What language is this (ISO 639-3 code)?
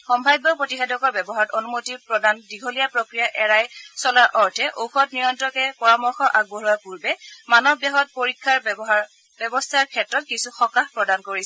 asm